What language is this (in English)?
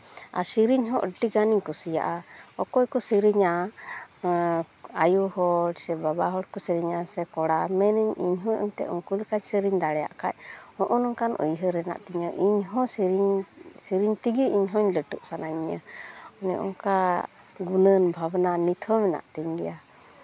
Santali